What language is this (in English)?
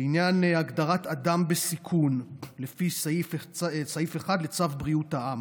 Hebrew